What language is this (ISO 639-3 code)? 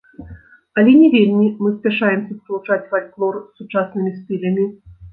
bel